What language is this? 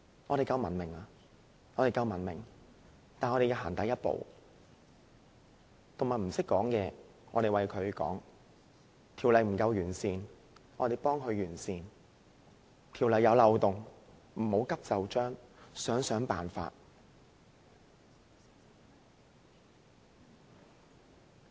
Cantonese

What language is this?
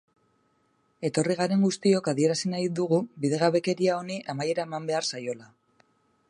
Basque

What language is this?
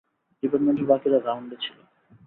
Bangla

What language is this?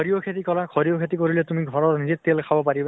Assamese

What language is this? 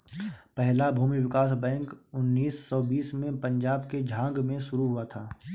Hindi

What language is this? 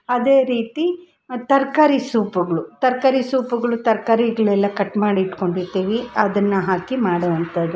Kannada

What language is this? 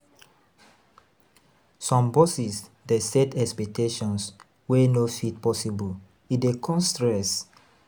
Nigerian Pidgin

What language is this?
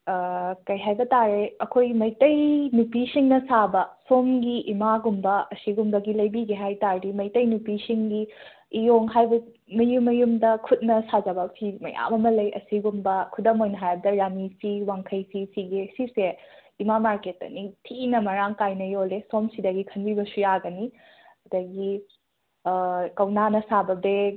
Manipuri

